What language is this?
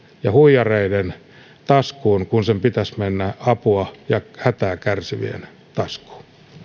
Finnish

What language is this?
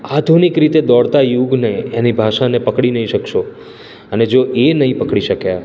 Gujarati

